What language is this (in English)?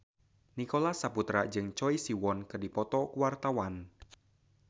Sundanese